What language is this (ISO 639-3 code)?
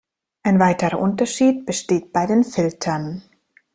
deu